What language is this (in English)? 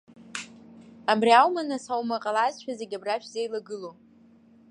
Abkhazian